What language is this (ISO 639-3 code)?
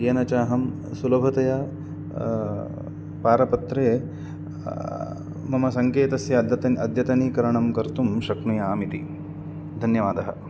san